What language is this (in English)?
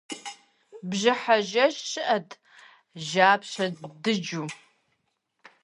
Kabardian